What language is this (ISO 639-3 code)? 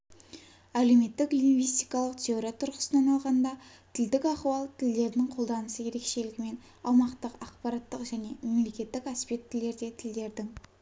kaz